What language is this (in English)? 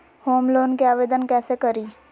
Magahi